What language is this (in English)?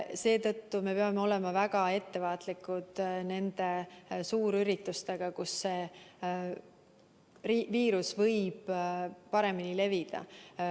Estonian